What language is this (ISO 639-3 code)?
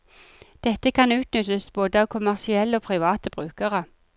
nor